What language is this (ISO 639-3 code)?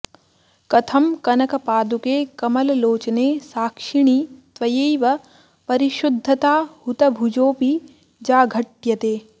san